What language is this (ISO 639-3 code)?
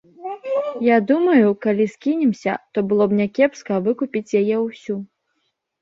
bel